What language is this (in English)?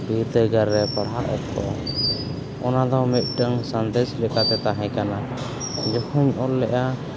Santali